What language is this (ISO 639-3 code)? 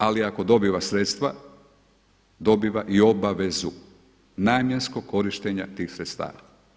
hrv